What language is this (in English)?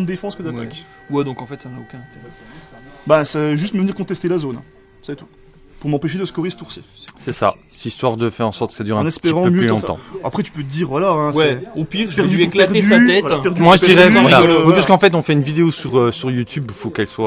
French